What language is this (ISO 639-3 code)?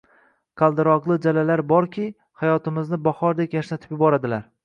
uzb